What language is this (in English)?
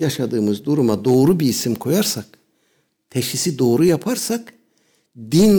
Turkish